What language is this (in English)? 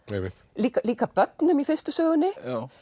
Icelandic